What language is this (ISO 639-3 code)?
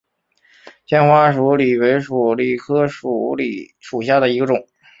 zho